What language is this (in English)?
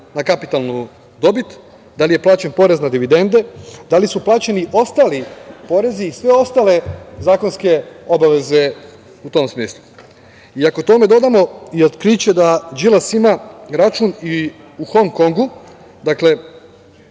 Serbian